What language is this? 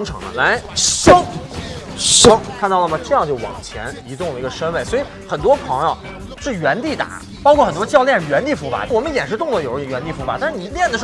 Chinese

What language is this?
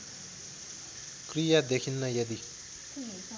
Nepali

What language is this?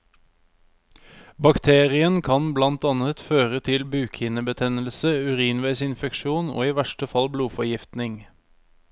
Norwegian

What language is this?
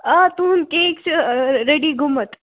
Kashmiri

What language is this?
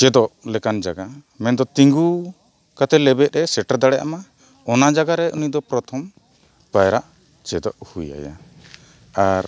Santali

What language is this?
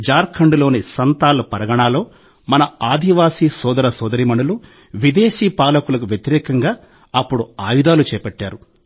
Telugu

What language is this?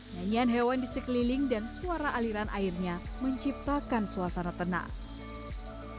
Indonesian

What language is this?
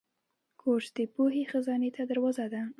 Pashto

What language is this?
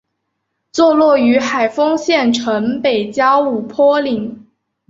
Chinese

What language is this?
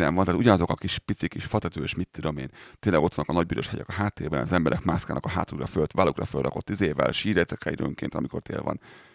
Hungarian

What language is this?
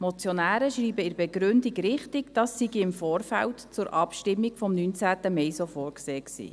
Swiss German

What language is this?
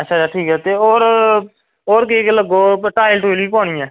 Dogri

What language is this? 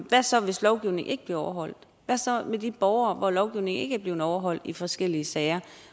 Danish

